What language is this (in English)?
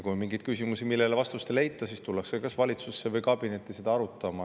Estonian